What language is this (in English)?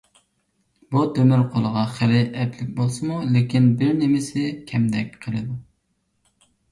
Uyghur